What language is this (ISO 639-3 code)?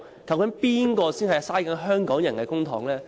yue